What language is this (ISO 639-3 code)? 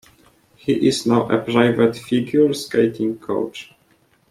eng